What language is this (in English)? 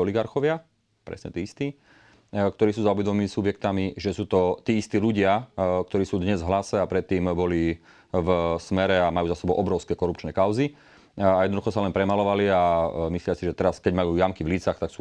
Slovak